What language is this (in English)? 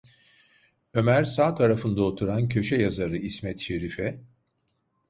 Turkish